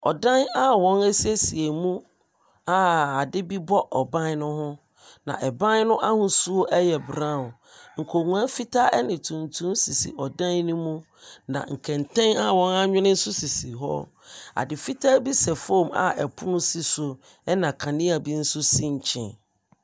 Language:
Akan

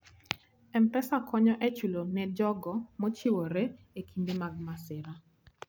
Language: Luo (Kenya and Tanzania)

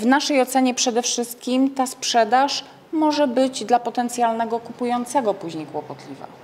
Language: Polish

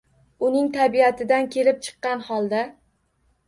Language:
Uzbek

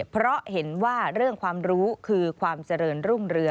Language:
Thai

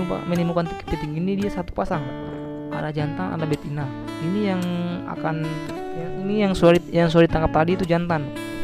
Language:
Indonesian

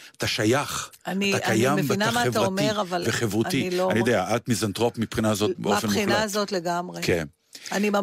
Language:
Hebrew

